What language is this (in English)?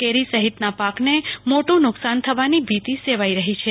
Gujarati